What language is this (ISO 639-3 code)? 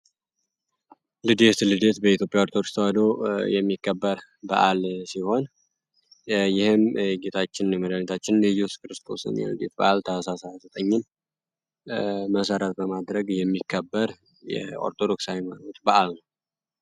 amh